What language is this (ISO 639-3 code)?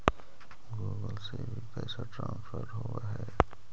mag